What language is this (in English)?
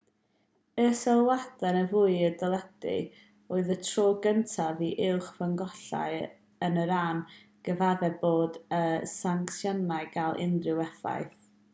Welsh